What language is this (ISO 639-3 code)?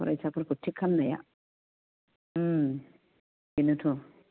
brx